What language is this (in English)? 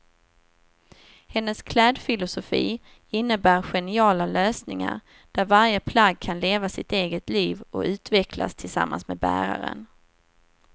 Swedish